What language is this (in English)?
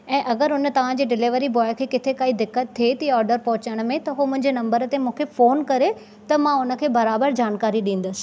Sindhi